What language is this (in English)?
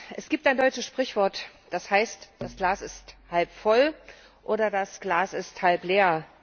German